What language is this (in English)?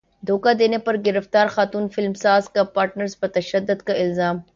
Urdu